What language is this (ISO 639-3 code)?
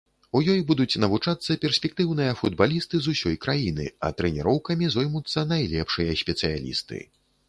bel